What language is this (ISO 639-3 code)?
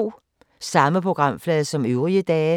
dan